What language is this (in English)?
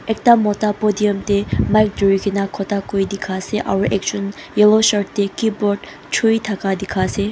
Naga Pidgin